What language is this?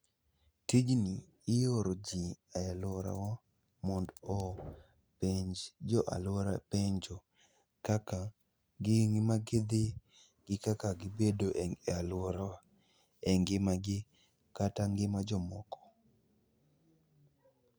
Luo (Kenya and Tanzania)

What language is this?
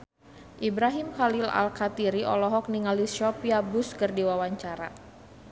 Sundanese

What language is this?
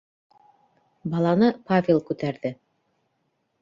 Bashkir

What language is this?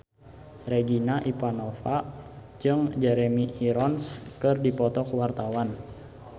Sundanese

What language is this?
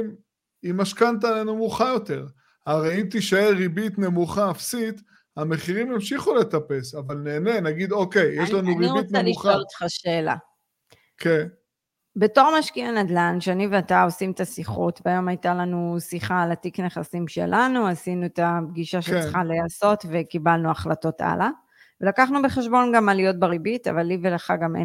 Hebrew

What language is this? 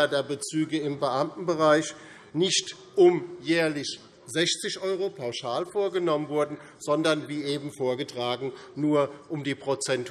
German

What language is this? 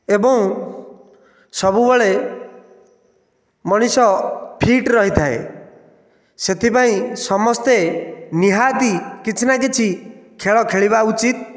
Odia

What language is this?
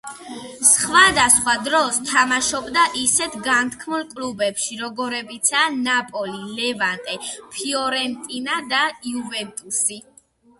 Georgian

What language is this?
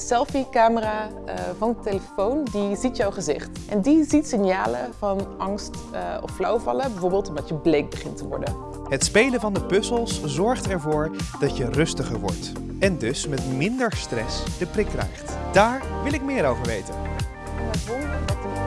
Dutch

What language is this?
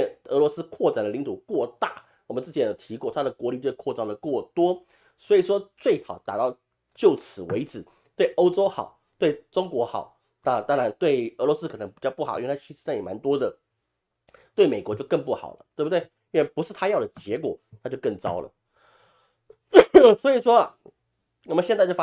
Chinese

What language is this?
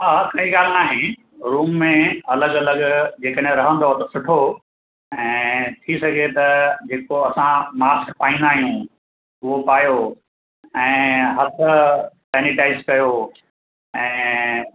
Sindhi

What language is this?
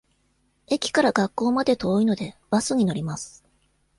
Japanese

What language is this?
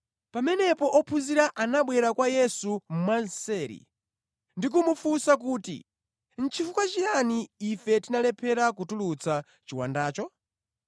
Nyanja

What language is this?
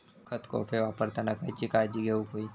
Marathi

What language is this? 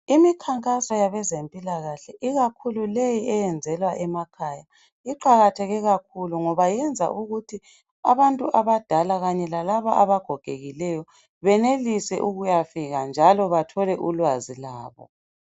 North Ndebele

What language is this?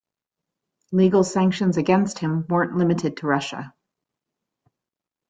English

